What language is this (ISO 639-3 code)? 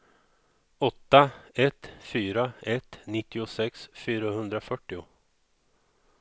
swe